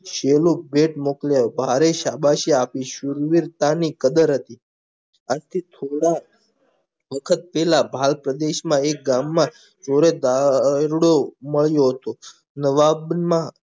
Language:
Gujarati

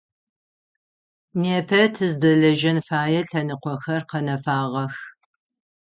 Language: Adyghe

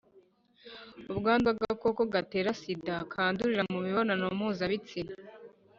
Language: Kinyarwanda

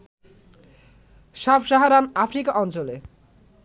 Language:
Bangla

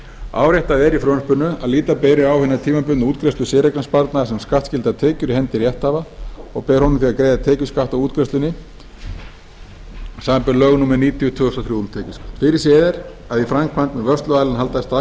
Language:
Icelandic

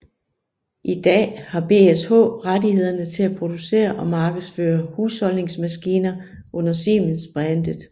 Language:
Danish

